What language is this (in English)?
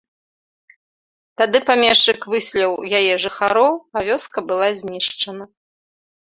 Belarusian